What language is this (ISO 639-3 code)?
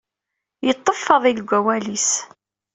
kab